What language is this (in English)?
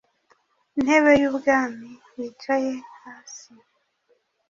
Kinyarwanda